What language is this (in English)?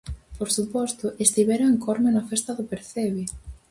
Galician